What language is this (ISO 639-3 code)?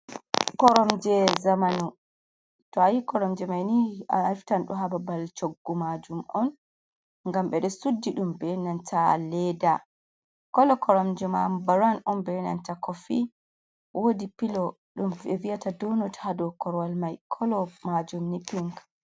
ful